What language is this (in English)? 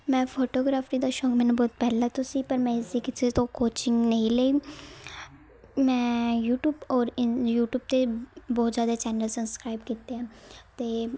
Punjabi